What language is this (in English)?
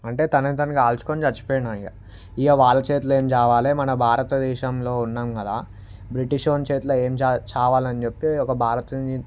Telugu